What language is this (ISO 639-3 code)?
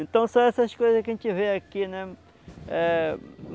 por